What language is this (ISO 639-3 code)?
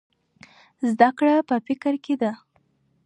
pus